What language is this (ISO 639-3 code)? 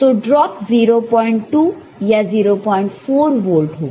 hin